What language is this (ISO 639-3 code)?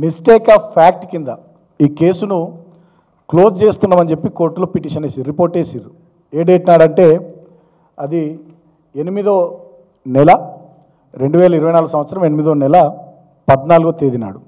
tel